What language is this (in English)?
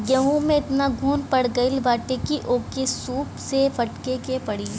Bhojpuri